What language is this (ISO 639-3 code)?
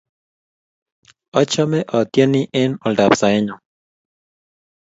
kln